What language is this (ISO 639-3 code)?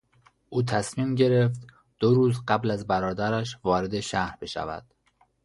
fas